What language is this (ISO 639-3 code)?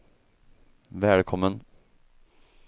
swe